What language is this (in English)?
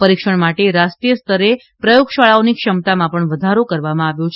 Gujarati